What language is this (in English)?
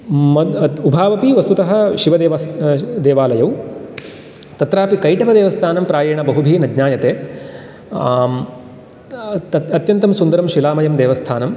Sanskrit